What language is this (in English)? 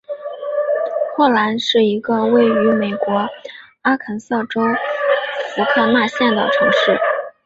Chinese